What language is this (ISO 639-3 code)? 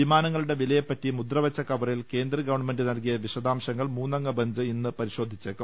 mal